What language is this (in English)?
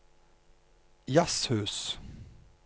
Norwegian